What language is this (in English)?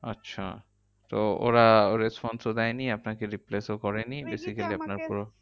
Bangla